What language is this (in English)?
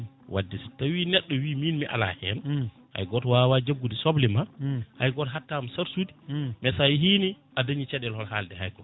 Fula